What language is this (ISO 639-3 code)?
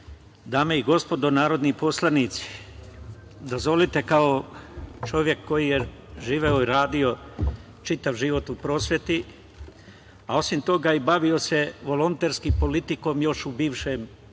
srp